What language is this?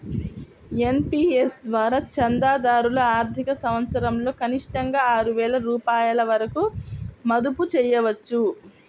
Telugu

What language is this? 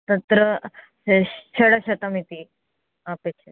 Sanskrit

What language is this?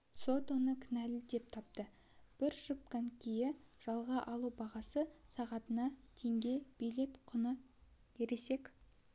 Kazakh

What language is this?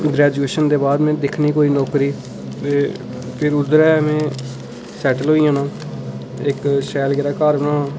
Dogri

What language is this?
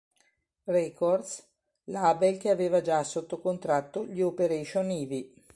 Italian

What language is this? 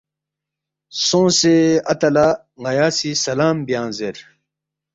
Balti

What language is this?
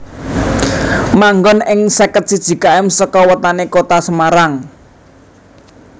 Javanese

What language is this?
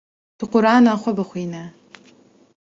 Kurdish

